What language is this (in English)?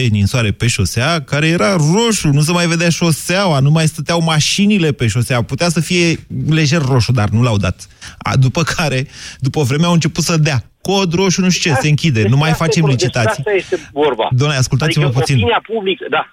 Romanian